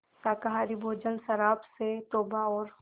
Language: Hindi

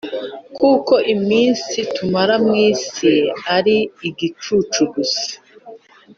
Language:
Kinyarwanda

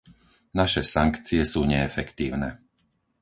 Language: Slovak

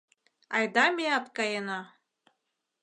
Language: Mari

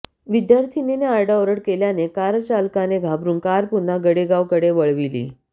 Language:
Marathi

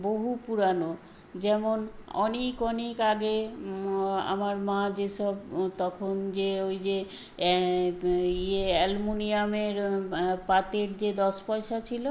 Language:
Bangla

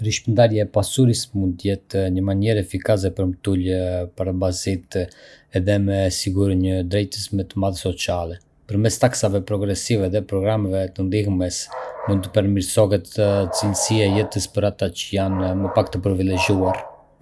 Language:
Arbëreshë Albanian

